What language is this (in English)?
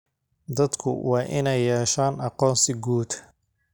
Somali